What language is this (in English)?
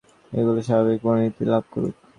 Bangla